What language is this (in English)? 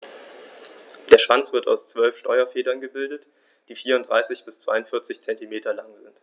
German